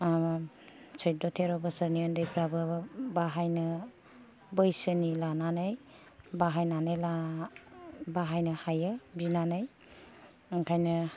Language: Bodo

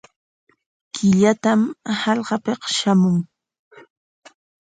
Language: Corongo Ancash Quechua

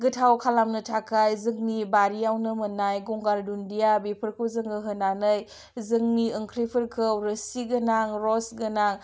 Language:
Bodo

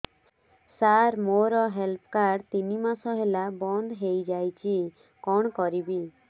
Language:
Odia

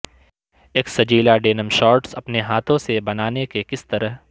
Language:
Urdu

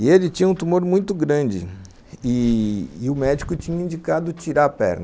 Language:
Portuguese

